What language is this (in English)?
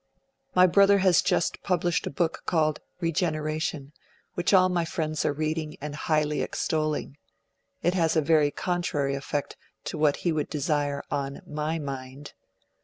English